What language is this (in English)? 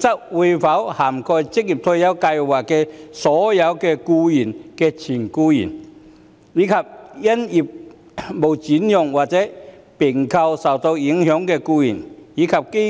Cantonese